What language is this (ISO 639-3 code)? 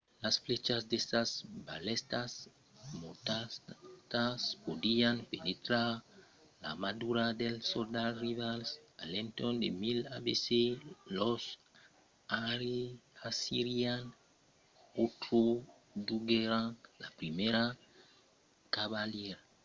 oci